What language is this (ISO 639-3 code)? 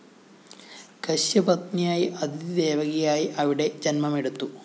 mal